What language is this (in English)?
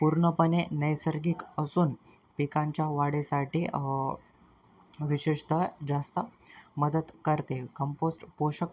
Marathi